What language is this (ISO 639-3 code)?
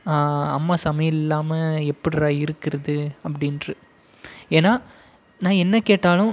tam